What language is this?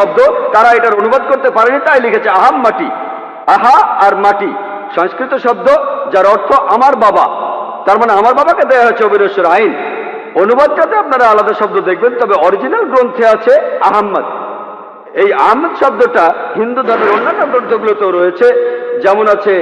Bangla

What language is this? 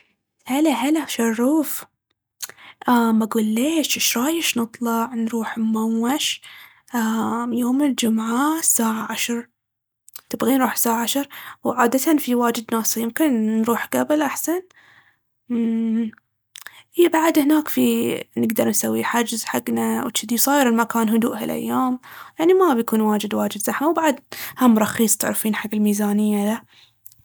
Baharna Arabic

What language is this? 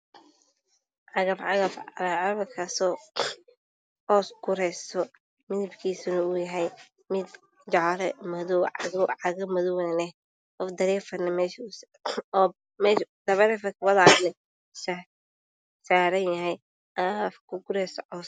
Somali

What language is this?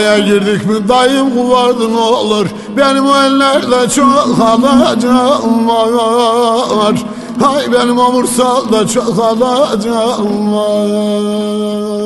Turkish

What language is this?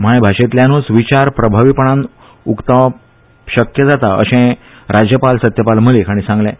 Konkani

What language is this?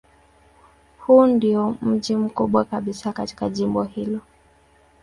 Swahili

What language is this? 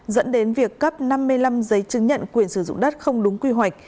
Vietnamese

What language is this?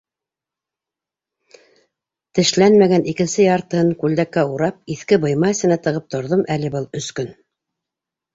Bashkir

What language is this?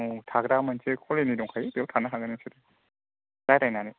Bodo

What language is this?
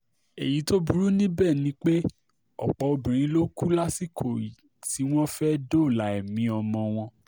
Yoruba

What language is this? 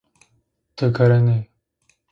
Zaza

